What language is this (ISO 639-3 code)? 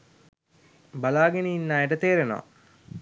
sin